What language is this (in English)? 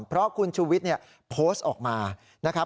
Thai